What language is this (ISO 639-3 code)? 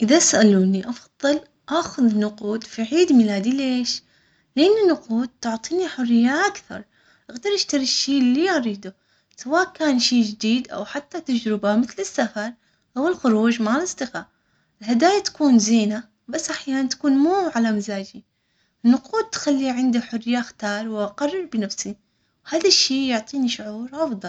acx